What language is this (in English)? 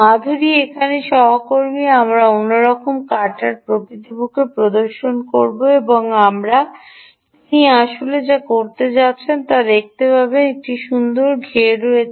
Bangla